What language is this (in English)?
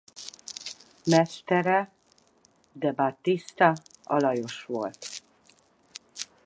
Hungarian